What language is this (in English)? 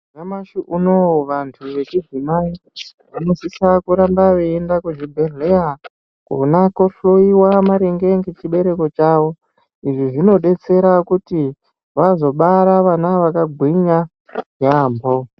Ndau